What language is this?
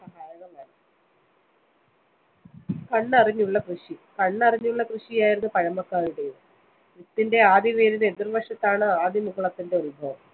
Malayalam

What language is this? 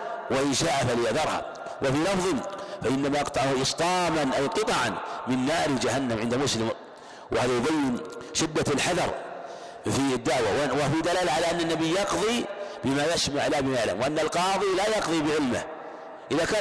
Arabic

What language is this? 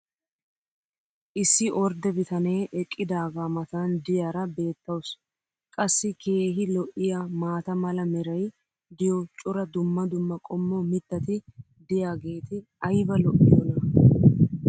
Wolaytta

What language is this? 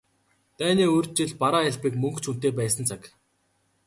Mongolian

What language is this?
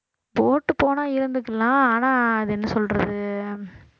Tamil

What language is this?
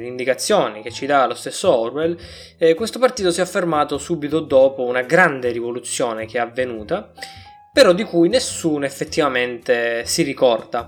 Italian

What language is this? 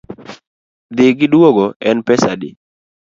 Luo (Kenya and Tanzania)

